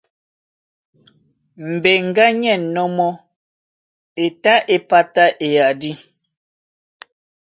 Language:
Duala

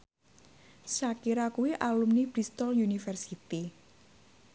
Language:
Javanese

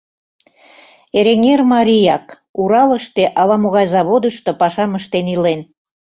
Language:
Mari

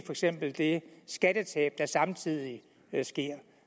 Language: Danish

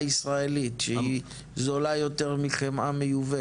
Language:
Hebrew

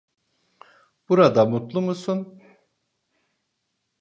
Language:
Turkish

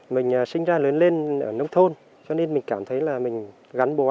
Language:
Vietnamese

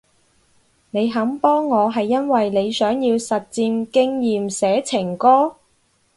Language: Cantonese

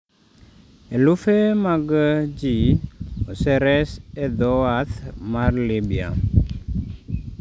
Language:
Luo (Kenya and Tanzania)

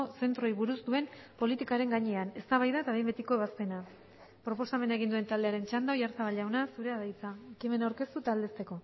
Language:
Basque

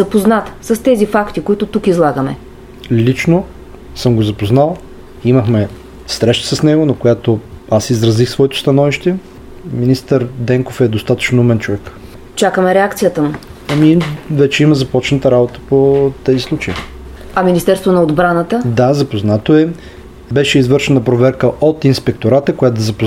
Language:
Bulgarian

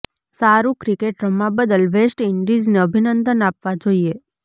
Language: Gujarati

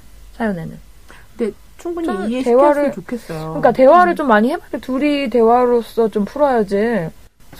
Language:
Korean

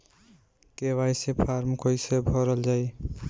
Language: Bhojpuri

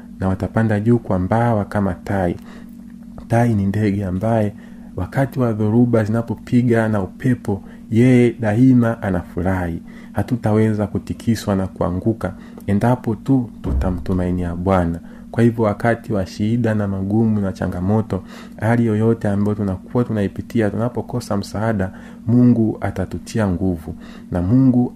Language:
Swahili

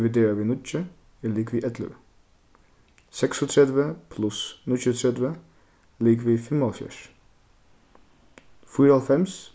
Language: Faroese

